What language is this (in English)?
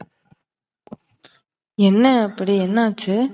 Tamil